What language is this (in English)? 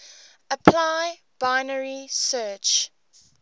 English